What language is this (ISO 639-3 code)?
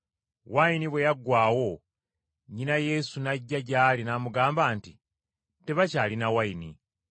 lug